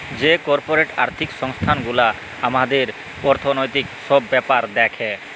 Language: Bangla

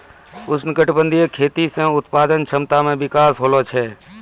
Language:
Maithili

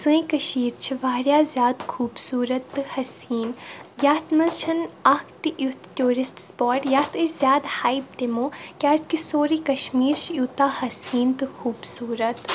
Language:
Kashmiri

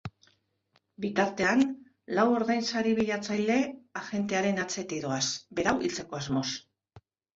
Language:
Basque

